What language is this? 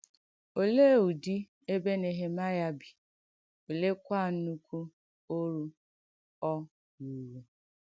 Igbo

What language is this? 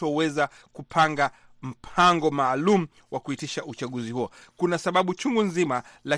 Swahili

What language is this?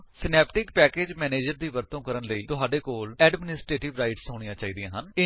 Punjabi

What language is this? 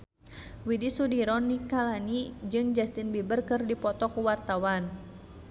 Sundanese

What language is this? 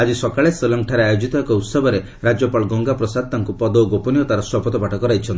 Odia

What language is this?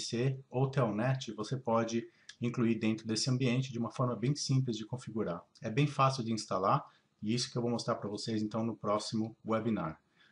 Portuguese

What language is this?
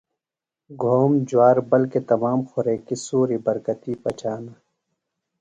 Phalura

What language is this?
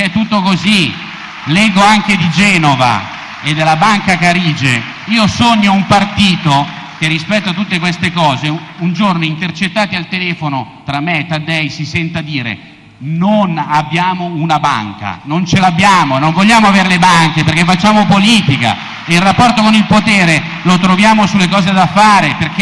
Italian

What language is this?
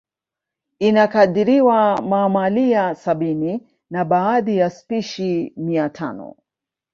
Swahili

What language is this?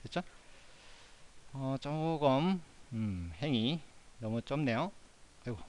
Korean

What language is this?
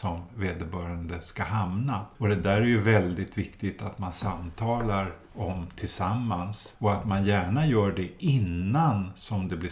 Swedish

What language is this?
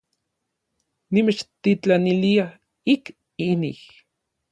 Orizaba Nahuatl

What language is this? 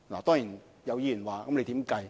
Cantonese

